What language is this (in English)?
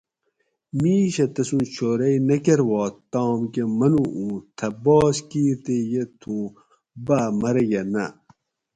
Gawri